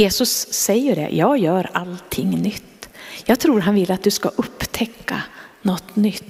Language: Swedish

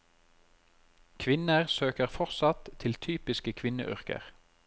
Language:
Norwegian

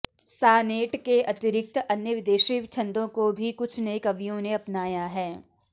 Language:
Sanskrit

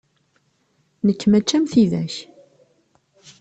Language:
Kabyle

